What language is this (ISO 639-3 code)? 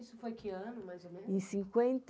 por